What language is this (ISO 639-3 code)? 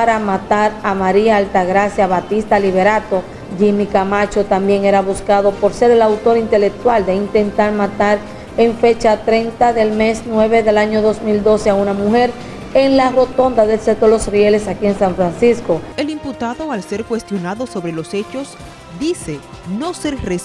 spa